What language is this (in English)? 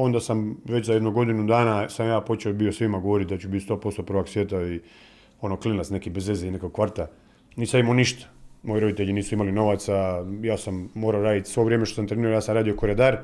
Croatian